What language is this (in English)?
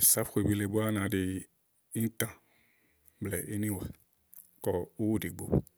Igo